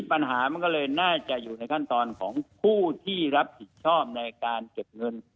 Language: Thai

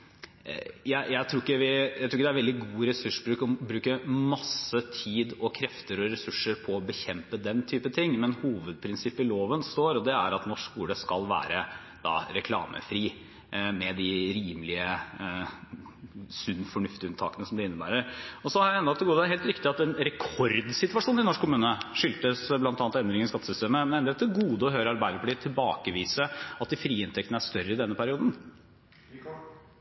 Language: Norwegian Bokmål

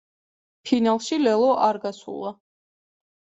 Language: Georgian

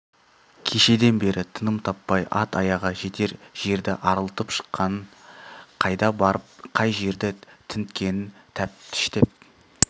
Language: Kazakh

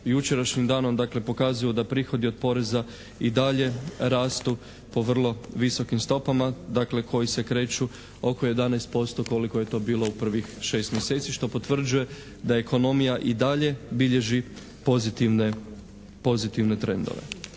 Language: Croatian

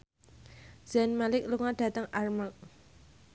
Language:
Javanese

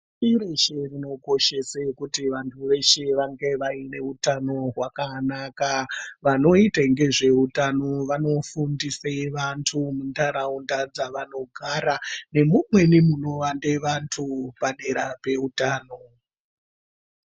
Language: Ndau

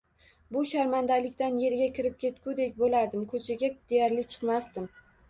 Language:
Uzbek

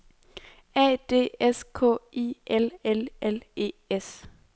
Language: Danish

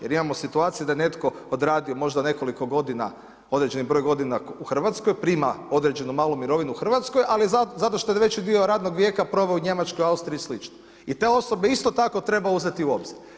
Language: Croatian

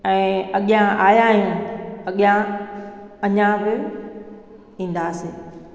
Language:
Sindhi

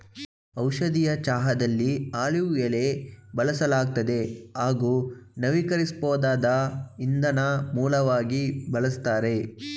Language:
Kannada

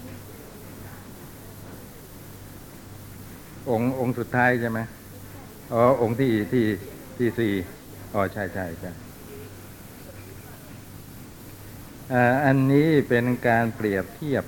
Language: Thai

